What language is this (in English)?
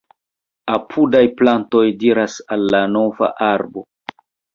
Esperanto